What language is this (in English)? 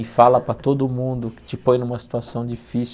Portuguese